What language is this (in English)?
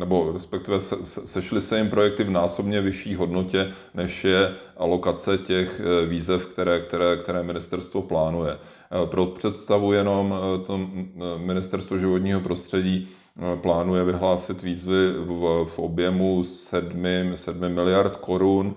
Czech